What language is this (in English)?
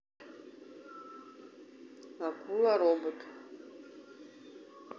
Russian